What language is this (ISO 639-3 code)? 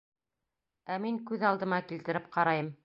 bak